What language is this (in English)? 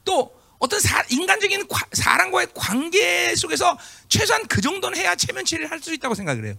Korean